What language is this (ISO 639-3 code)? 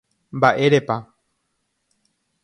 grn